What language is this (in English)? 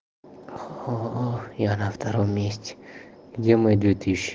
Russian